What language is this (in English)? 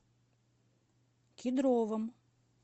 Russian